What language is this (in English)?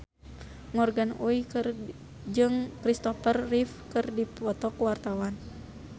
Sundanese